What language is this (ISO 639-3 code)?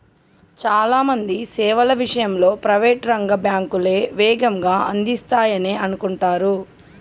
tel